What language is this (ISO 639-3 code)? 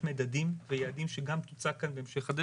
heb